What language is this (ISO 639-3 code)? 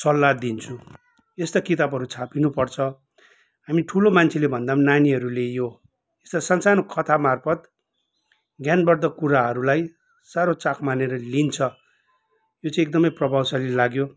nep